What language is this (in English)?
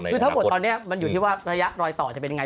Thai